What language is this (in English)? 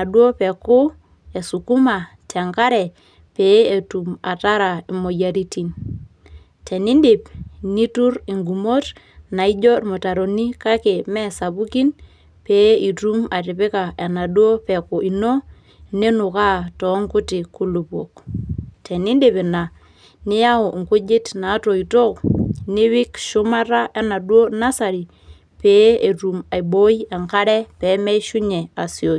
Masai